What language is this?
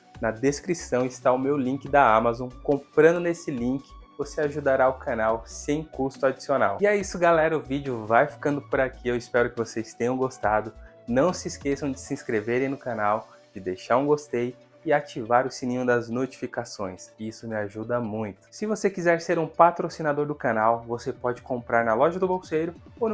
Portuguese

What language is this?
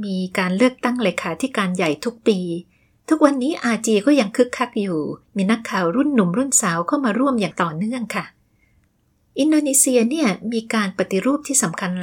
Thai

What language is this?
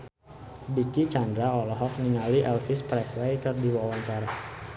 Sundanese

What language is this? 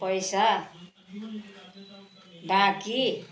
Nepali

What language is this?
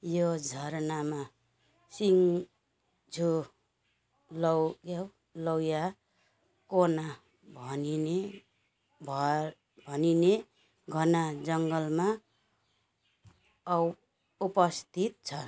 Nepali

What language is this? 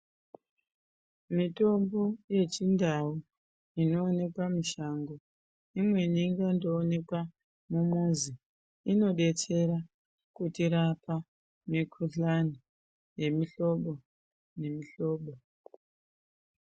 Ndau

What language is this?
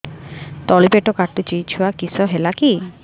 Odia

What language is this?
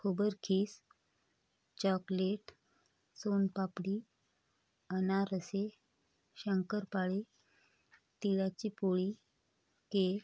Marathi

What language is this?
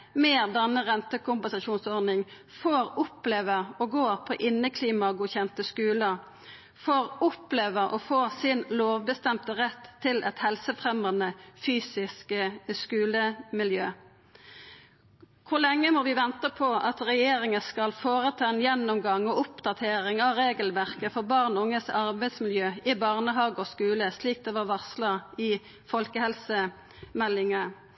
Norwegian Nynorsk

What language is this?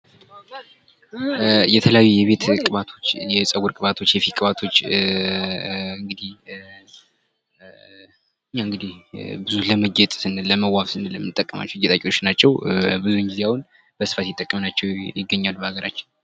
Amharic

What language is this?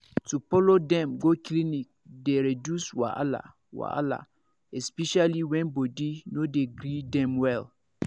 Nigerian Pidgin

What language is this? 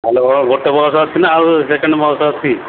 Odia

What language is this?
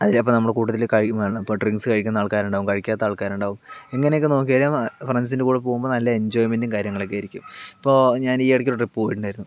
Malayalam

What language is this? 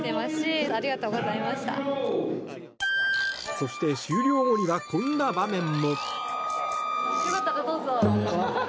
Japanese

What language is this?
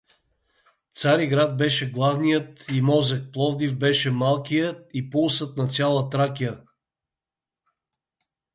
Bulgarian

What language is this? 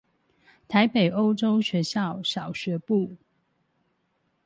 Chinese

